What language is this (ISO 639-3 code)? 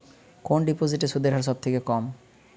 ben